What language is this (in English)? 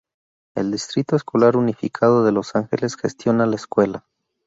Spanish